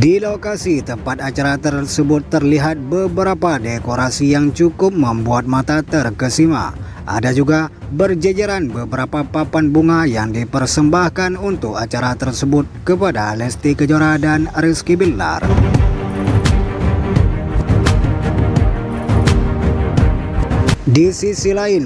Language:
Indonesian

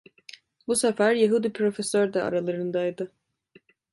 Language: Turkish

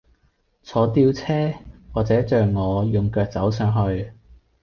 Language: Cantonese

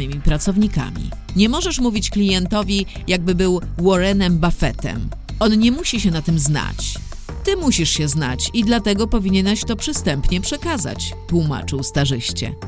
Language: Polish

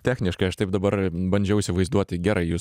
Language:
Lithuanian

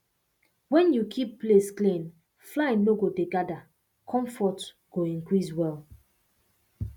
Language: Nigerian Pidgin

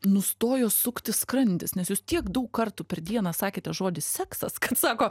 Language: Lithuanian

